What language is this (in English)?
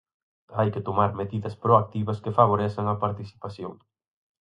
Galician